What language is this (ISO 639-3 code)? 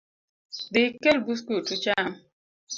luo